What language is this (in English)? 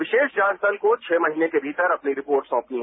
Hindi